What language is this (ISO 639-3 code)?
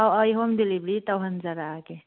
mni